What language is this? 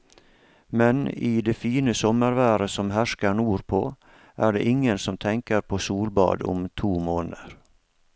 Norwegian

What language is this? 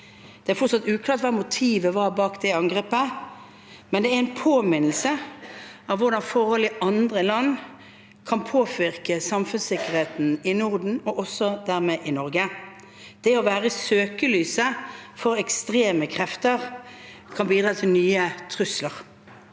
Norwegian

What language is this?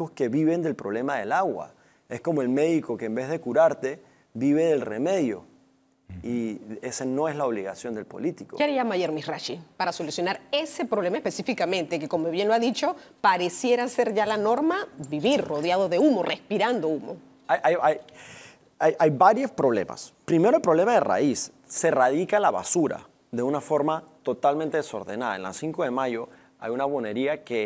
Spanish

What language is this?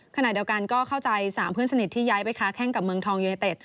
Thai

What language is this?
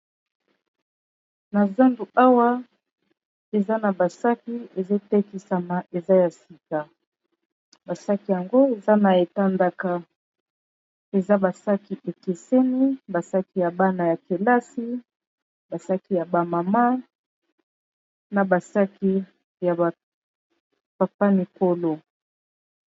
Lingala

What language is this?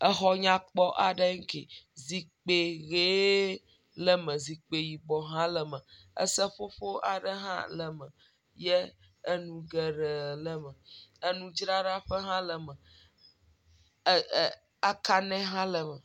Ewe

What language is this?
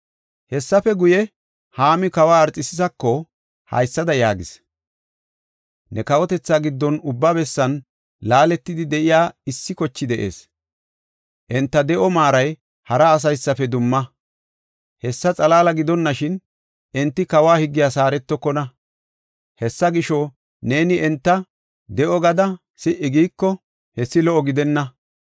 Gofa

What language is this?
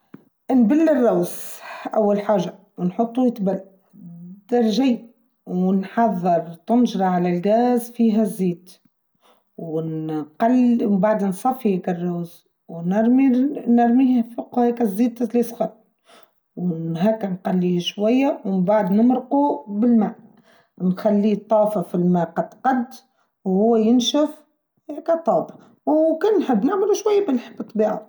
Tunisian Arabic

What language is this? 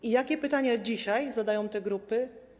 Polish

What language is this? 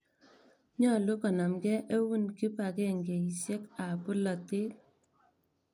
Kalenjin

